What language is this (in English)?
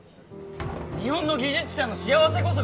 Japanese